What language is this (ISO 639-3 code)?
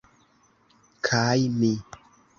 epo